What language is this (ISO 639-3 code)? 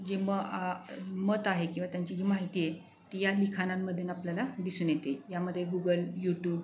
mar